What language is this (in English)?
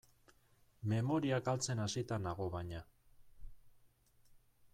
Basque